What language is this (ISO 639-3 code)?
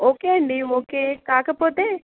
tel